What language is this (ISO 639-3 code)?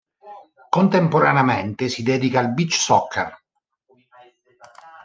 ita